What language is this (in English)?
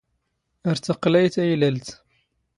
Standard Moroccan Tamazight